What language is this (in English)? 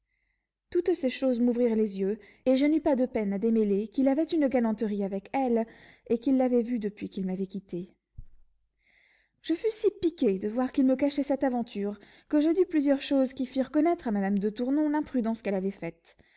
French